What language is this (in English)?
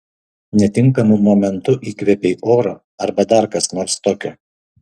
Lithuanian